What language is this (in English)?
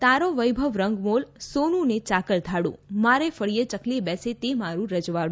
Gujarati